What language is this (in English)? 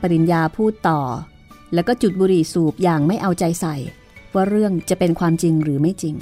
Thai